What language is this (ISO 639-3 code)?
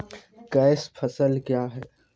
mai